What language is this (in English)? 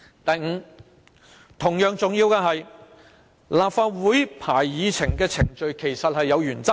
Cantonese